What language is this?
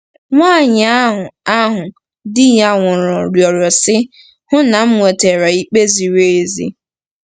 Igbo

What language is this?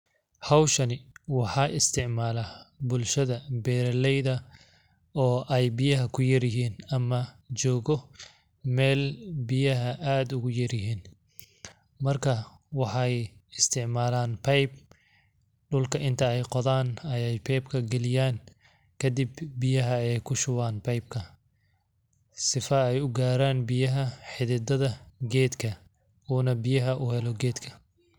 Somali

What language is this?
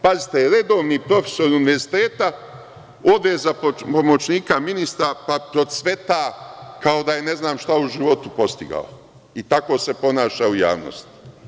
Serbian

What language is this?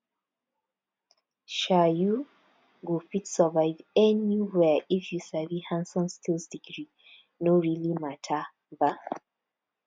Nigerian Pidgin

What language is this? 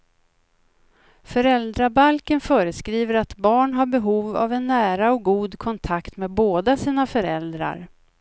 Swedish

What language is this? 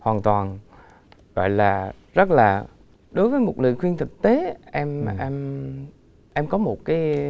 Vietnamese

